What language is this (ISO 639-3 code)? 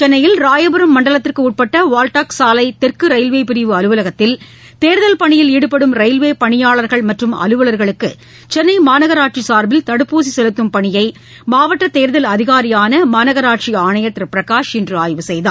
tam